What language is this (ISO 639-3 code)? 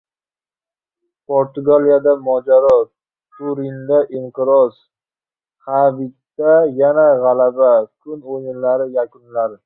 uzb